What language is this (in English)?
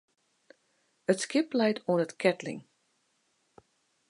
Western Frisian